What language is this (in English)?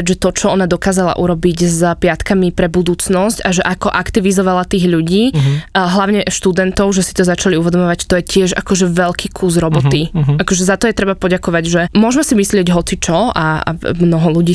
Slovak